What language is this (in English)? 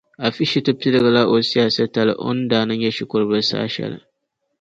Dagbani